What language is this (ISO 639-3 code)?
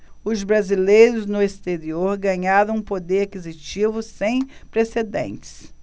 por